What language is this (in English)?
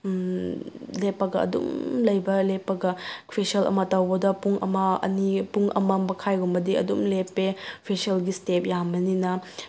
Manipuri